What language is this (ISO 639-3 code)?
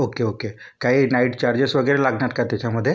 mar